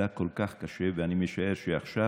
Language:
Hebrew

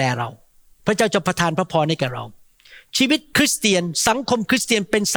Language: Thai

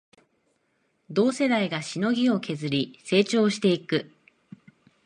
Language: Japanese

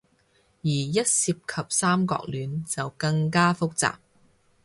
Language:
Cantonese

